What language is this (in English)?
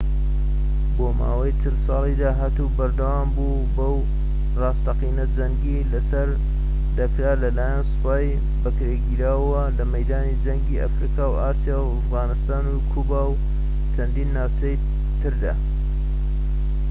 Central Kurdish